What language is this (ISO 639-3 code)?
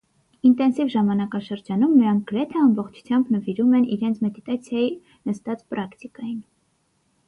hye